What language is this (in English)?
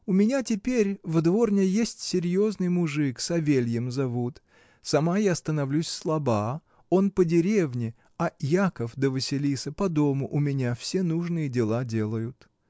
Russian